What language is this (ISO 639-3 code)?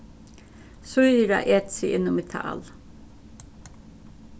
fao